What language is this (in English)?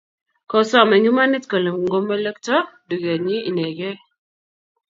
Kalenjin